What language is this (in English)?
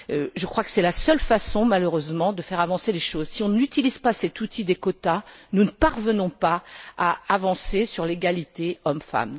French